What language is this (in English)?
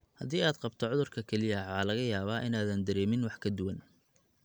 Somali